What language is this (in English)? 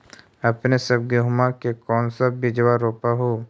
Magahi